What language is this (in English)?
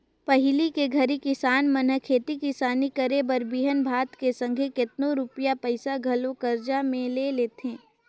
Chhattisgarhi